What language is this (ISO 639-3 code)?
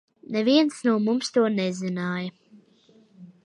lav